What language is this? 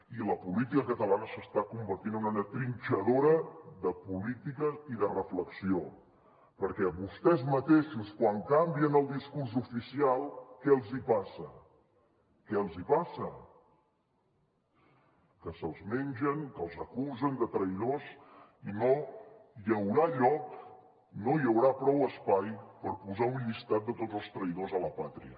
Catalan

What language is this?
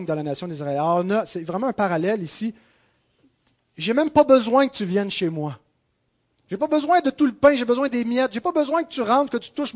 French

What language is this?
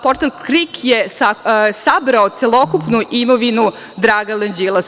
Serbian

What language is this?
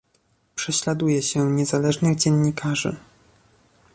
Polish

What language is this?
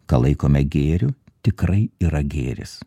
Lithuanian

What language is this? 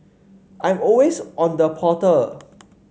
English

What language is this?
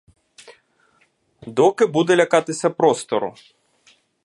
Ukrainian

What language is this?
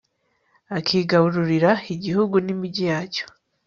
Kinyarwanda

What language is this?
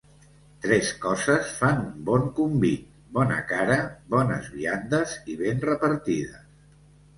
Catalan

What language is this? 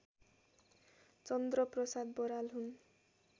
Nepali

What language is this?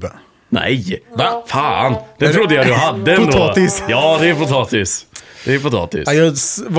Swedish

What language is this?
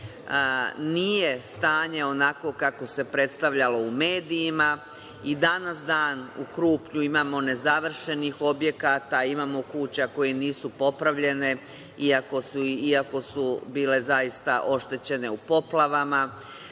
Serbian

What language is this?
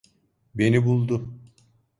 Turkish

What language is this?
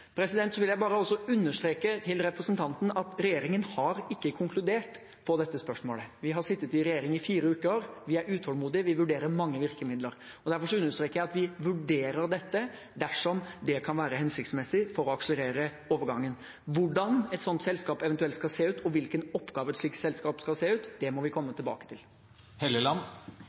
Norwegian Bokmål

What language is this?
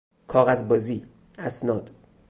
Persian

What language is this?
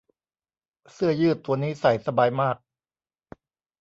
Thai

